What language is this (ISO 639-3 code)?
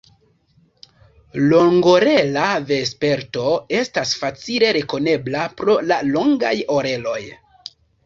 epo